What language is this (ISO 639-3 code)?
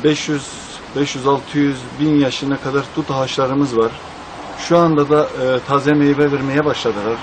tur